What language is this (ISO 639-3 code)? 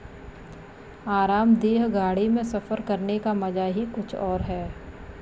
hin